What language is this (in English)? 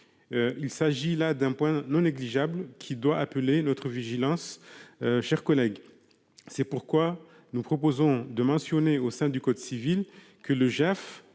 French